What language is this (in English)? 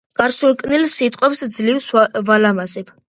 Georgian